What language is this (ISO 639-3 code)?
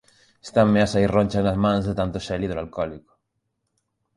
glg